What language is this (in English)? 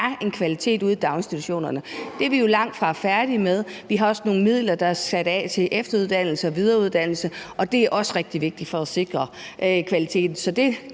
Danish